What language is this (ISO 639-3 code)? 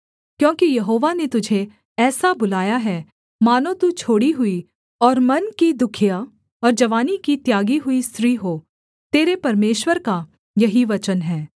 hin